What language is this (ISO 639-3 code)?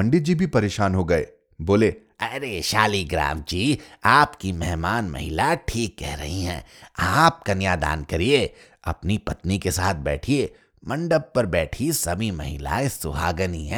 hin